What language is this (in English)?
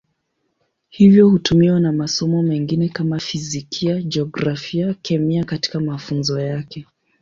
Swahili